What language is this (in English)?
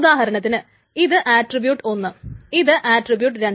Malayalam